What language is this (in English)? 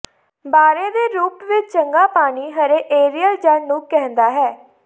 Punjabi